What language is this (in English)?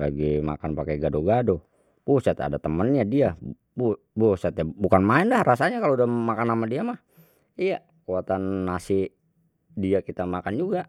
Betawi